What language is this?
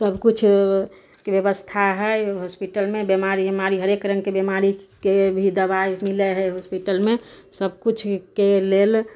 Maithili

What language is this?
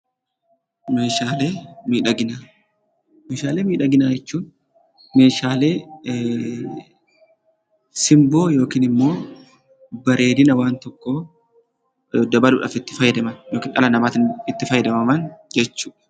Oromo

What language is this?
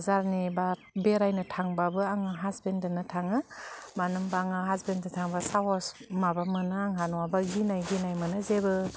Bodo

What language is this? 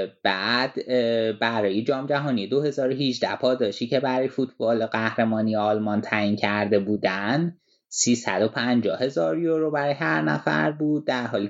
Persian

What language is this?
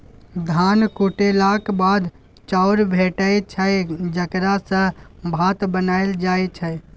Maithili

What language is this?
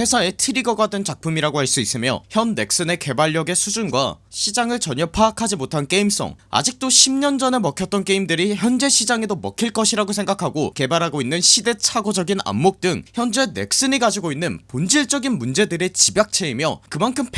Korean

